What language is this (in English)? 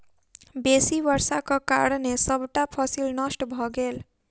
Maithili